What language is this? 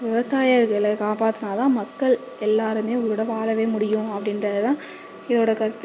Tamil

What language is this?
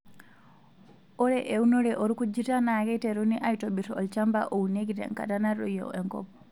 Masai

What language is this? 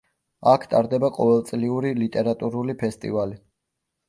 Georgian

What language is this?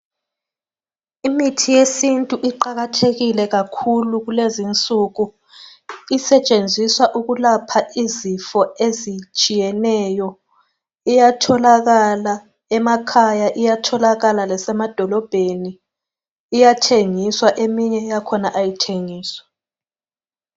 North Ndebele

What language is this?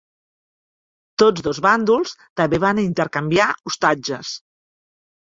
Catalan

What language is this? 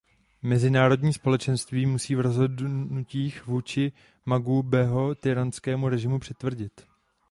Czech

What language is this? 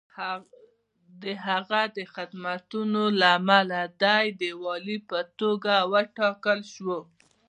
Pashto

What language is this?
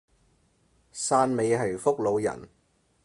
Cantonese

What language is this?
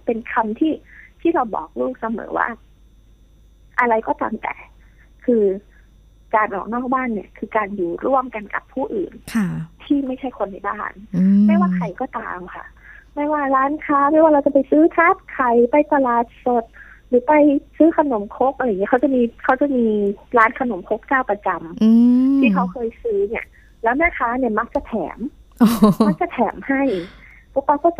Thai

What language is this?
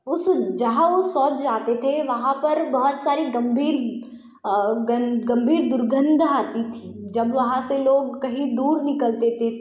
Hindi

